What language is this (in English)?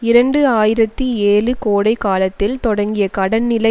Tamil